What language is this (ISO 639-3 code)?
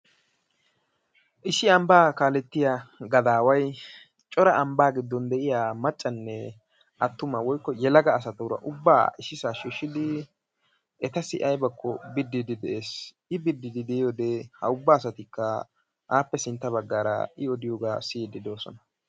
wal